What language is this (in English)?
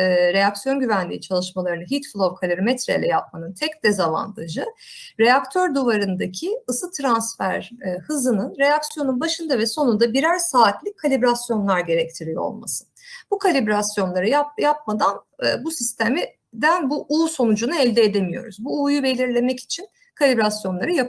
Turkish